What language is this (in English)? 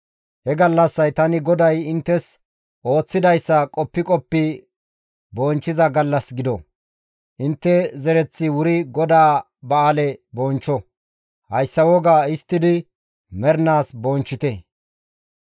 Gamo